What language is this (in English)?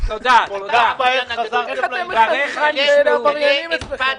Hebrew